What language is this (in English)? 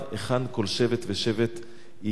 Hebrew